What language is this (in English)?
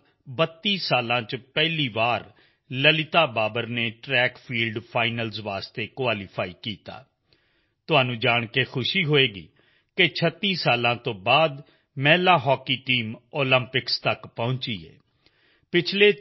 Punjabi